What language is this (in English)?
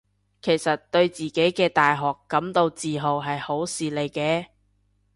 Cantonese